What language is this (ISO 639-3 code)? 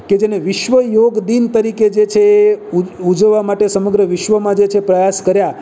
guj